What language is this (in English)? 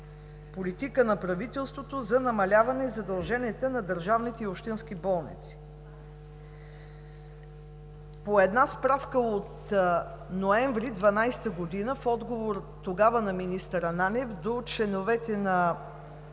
Bulgarian